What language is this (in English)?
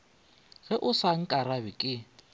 Northern Sotho